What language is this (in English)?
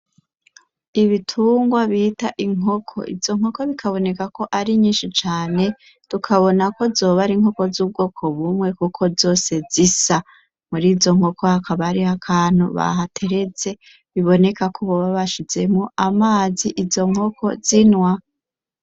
Rundi